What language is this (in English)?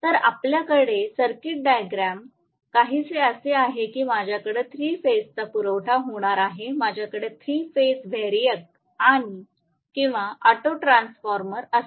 Marathi